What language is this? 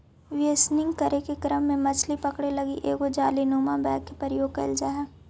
Magahi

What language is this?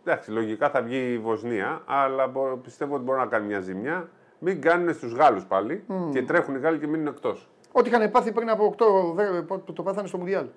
Greek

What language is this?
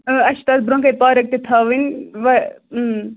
Kashmiri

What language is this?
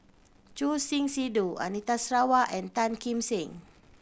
English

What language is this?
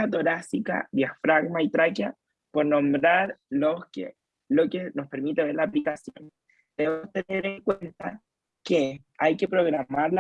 Spanish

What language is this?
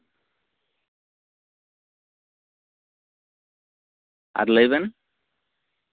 Santali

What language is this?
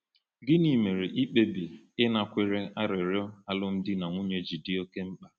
Igbo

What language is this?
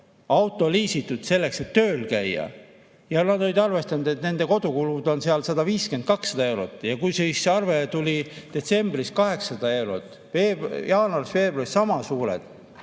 Estonian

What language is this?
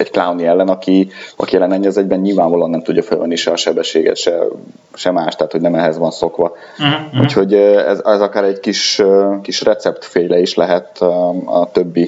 Hungarian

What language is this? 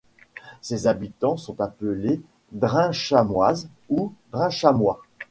French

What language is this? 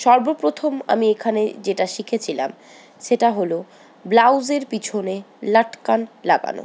Bangla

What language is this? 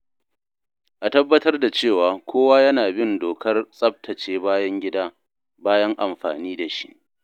Hausa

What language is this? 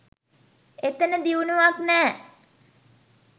Sinhala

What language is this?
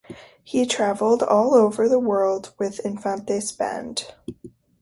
English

